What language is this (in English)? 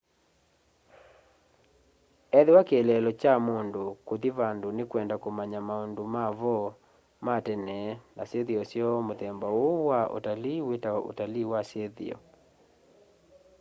Kamba